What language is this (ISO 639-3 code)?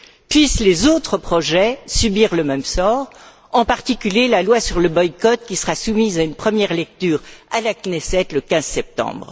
fra